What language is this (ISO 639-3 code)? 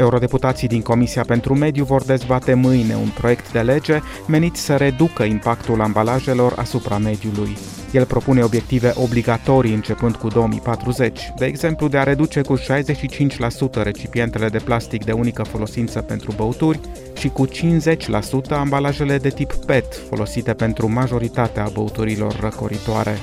ron